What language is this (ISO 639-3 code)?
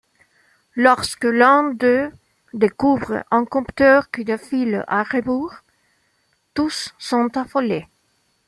fra